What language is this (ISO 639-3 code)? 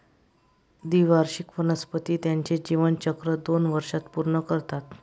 mar